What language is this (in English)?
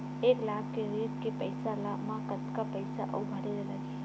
Chhattisgarhi